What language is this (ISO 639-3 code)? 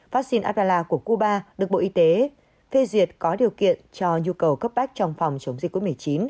vie